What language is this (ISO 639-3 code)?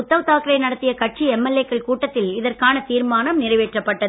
tam